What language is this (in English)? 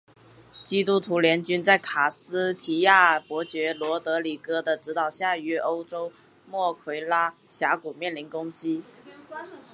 Chinese